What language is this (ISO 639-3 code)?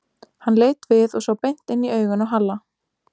isl